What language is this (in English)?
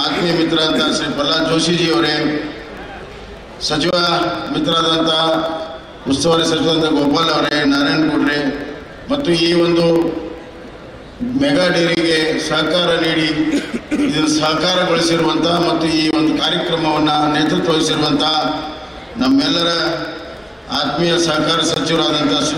Indonesian